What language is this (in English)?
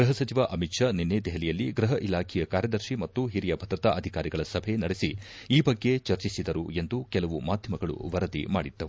Kannada